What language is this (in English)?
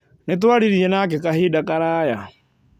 Kikuyu